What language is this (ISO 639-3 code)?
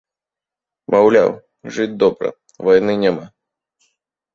bel